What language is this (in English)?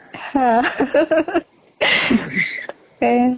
Assamese